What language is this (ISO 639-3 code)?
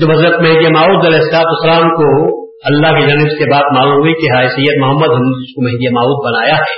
urd